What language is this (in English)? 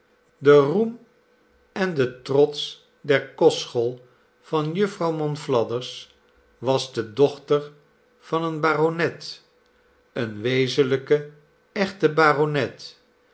Dutch